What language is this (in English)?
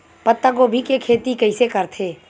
Chhattisgarhi